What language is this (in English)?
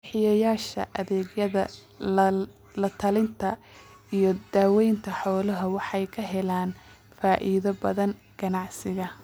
Somali